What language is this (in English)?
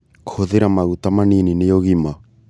Kikuyu